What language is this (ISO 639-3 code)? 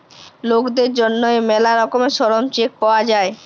ben